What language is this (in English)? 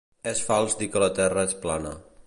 Catalan